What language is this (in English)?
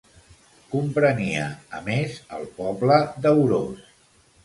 Catalan